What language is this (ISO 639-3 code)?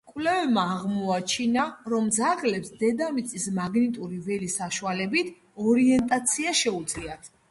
kat